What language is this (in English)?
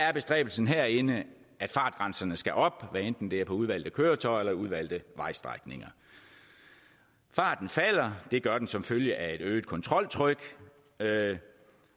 Danish